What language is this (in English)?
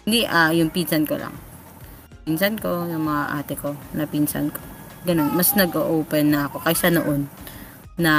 Filipino